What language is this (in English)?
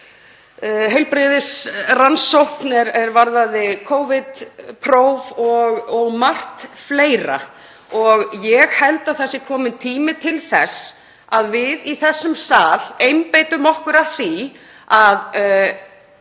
Icelandic